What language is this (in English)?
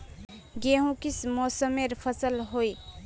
Magahi